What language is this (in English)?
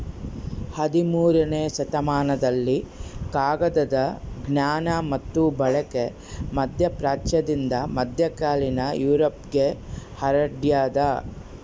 Kannada